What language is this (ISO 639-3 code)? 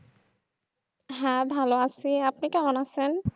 ben